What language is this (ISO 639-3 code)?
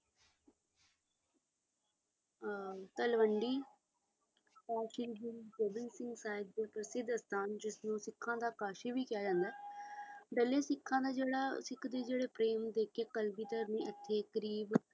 pan